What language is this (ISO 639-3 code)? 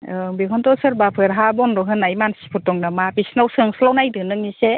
brx